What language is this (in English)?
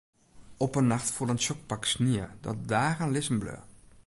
Western Frisian